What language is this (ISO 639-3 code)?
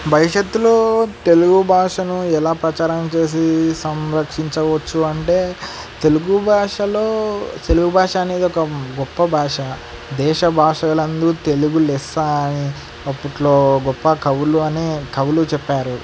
tel